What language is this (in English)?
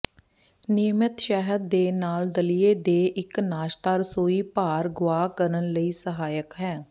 Punjabi